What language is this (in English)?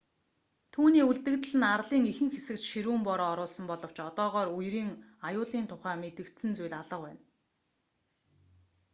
Mongolian